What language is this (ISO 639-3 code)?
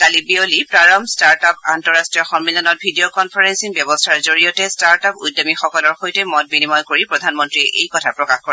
asm